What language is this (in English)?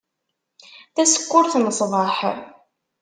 Kabyle